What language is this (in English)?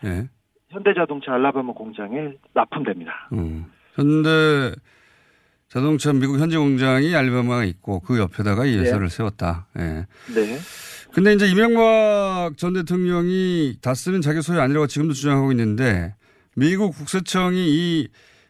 Korean